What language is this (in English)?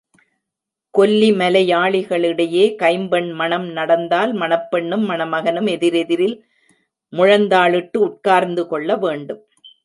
Tamil